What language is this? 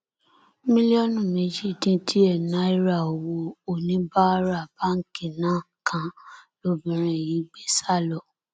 Yoruba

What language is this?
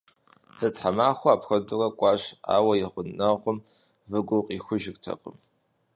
Kabardian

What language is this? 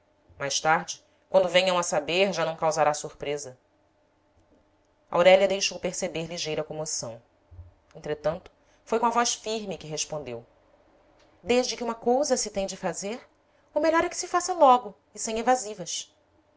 Portuguese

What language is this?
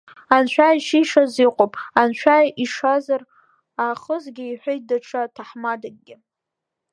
Abkhazian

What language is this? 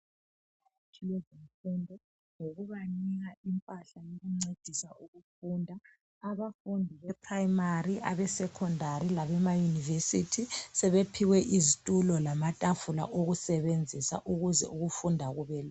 North Ndebele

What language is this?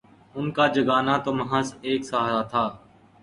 Urdu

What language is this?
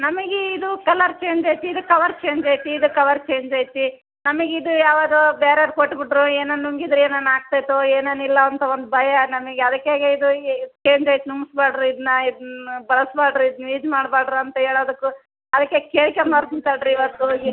Kannada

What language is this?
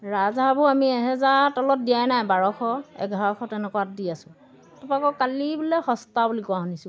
Assamese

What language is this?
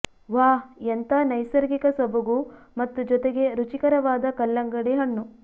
Kannada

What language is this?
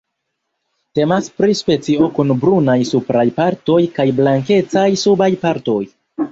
Esperanto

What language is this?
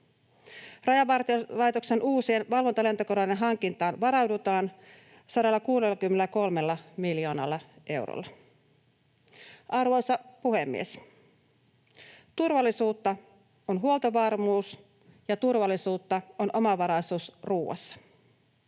Finnish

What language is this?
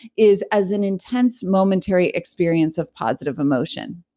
English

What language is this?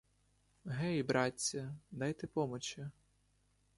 Ukrainian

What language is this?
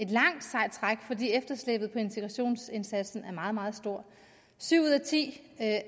Danish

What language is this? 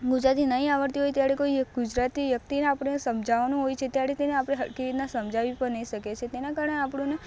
Gujarati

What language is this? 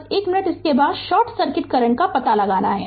Hindi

